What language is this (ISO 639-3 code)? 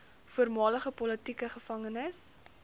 afr